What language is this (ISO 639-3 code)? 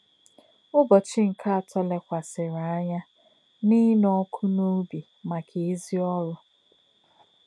ibo